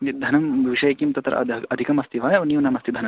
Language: Sanskrit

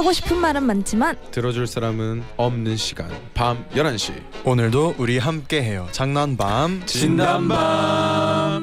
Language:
Korean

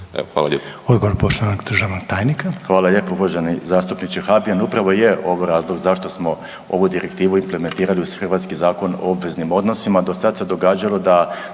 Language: Croatian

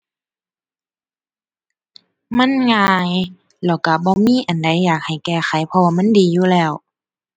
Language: Thai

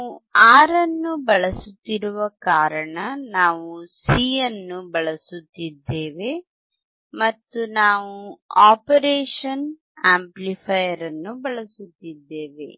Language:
Kannada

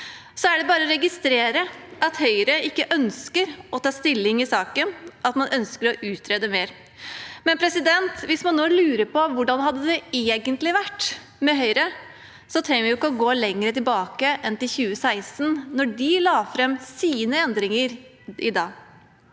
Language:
Norwegian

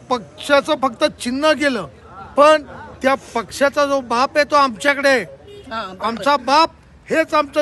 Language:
Marathi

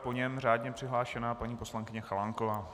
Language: Czech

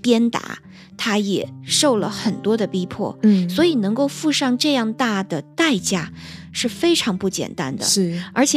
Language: Chinese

